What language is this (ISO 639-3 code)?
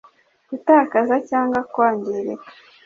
kin